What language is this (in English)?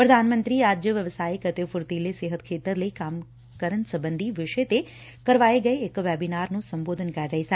Punjabi